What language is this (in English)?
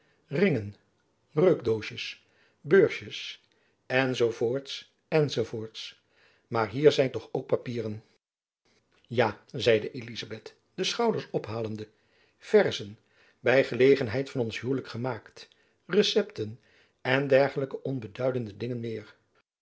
Dutch